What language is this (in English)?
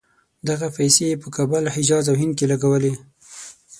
Pashto